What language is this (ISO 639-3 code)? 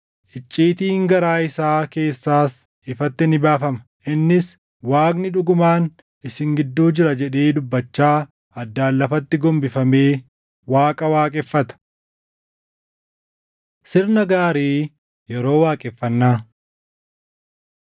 orm